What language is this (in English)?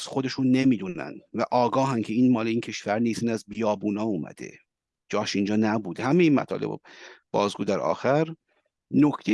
Persian